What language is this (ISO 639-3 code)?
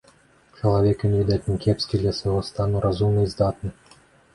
bel